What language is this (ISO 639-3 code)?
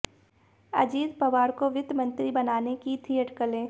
hin